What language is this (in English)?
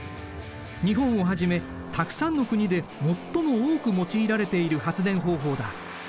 Japanese